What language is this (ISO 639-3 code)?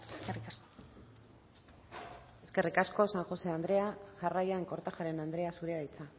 eus